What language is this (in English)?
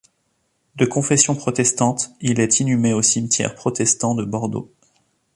French